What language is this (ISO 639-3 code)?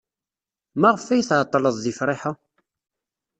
kab